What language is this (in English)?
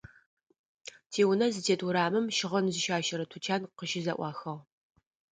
Adyghe